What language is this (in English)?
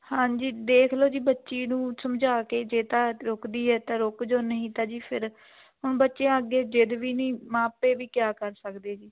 Punjabi